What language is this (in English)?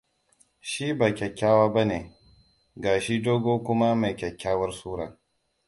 Hausa